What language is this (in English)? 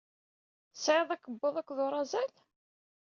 Kabyle